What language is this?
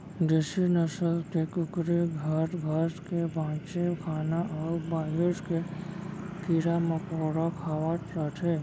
Chhattisgarhi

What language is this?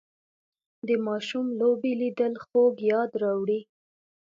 Pashto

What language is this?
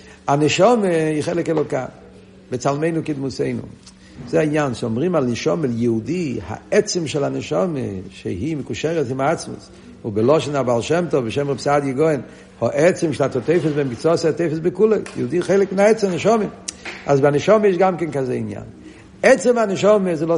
Hebrew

